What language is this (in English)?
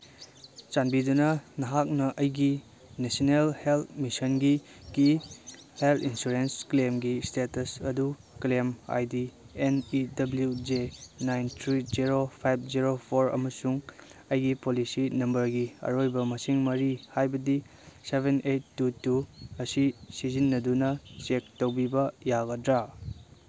Manipuri